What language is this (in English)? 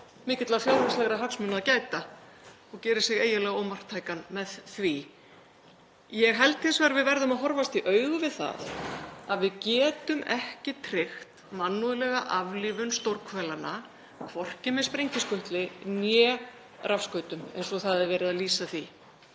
Icelandic